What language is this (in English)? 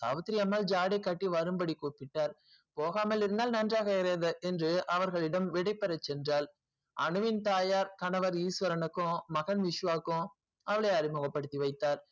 Tamil